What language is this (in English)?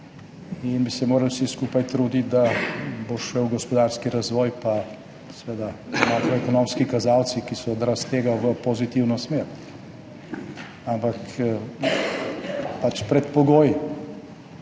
Slovenian